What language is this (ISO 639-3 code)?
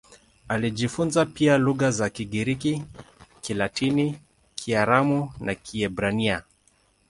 swa